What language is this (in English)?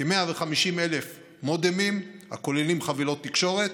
Hebrew